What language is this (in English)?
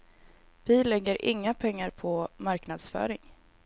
Swedish